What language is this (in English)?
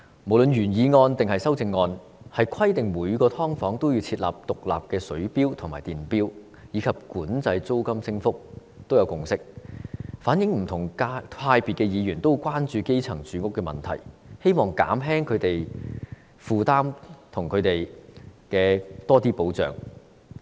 Cantonese